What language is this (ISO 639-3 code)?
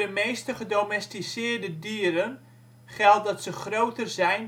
nld